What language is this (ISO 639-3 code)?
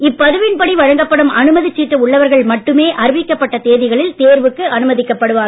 tam